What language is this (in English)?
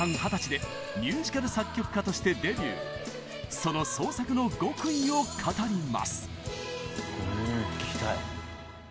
Japanese